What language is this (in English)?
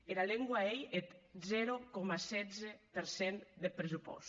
Catalan